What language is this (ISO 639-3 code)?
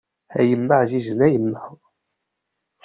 kab